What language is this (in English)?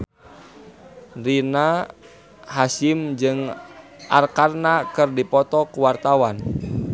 Sundanese